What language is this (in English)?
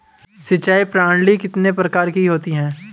Hindi